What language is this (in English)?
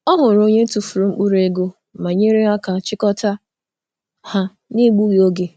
Igbo